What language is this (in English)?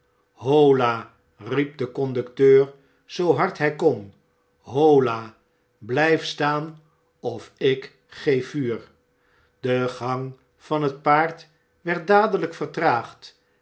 Dutch